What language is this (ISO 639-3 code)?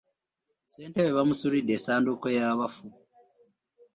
lug